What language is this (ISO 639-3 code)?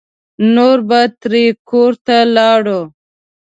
pus